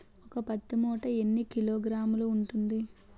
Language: Telugu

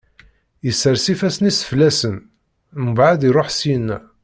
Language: Kabyle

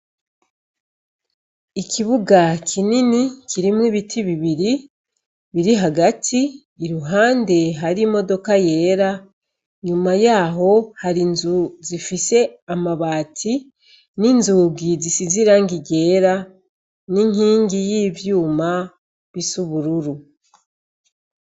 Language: Rundi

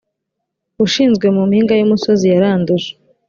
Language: Kinyarwanda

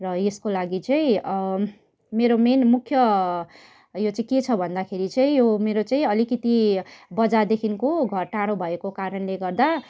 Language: Nepali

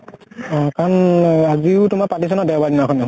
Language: Assamese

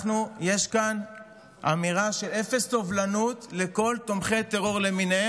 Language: Hebrew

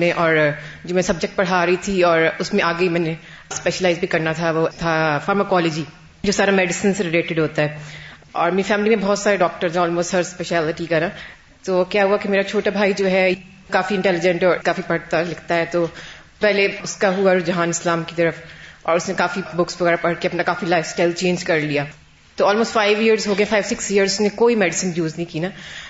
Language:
Urdu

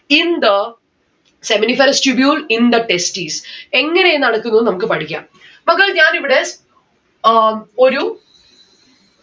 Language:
Malayalam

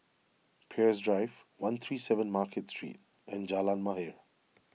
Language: English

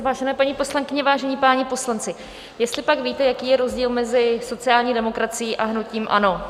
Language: Czech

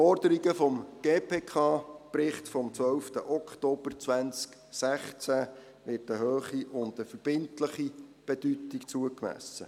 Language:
Swiss German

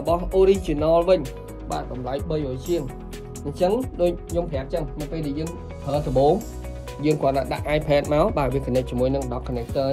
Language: Vietnamese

